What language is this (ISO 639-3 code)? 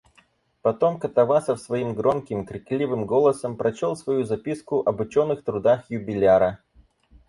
rus